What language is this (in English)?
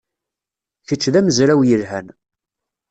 Kabyle